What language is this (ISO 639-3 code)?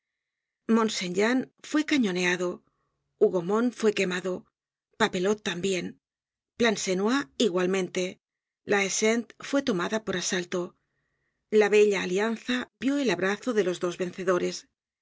spa